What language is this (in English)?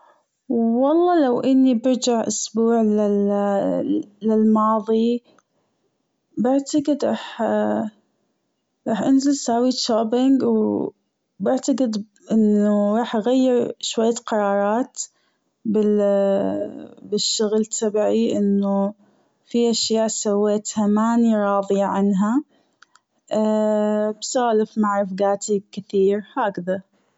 Gulf Arabic